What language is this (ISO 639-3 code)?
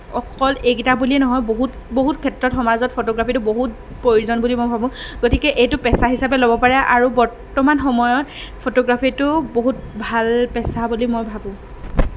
asm